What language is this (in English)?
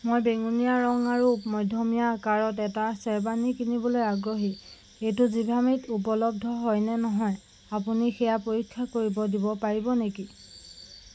Assamese